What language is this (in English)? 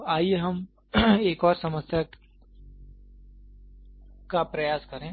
Hindi